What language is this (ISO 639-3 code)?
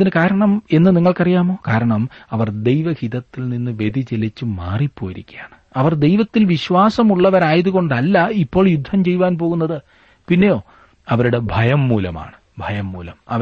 mal